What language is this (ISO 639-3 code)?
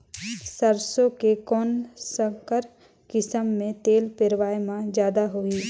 hne